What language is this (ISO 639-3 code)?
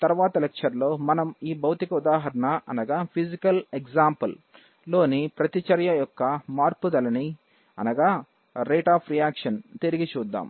tel